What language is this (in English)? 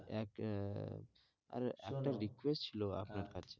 Bangla